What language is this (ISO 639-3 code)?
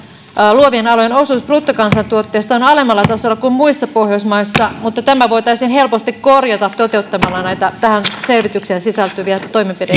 fin